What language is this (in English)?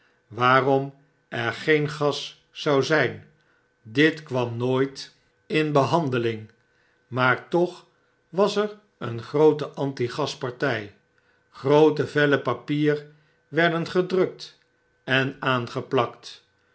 Dutch